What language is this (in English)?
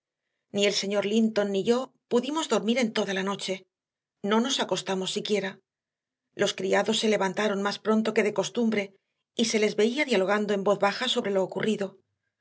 Spanish